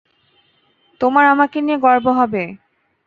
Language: Bangla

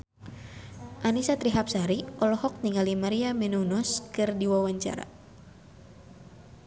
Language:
Sundanese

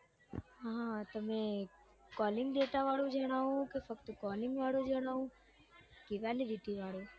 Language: Gujarati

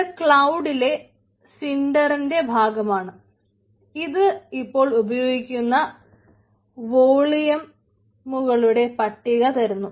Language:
Malayalam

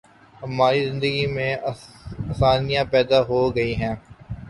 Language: Urdu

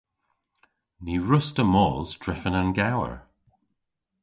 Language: Cornish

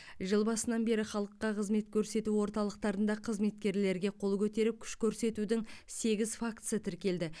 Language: Kazakh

